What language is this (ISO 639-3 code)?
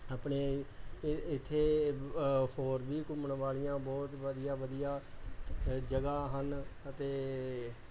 pan